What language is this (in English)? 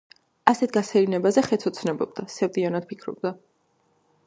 Georgian